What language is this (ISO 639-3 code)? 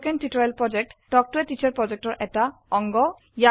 asm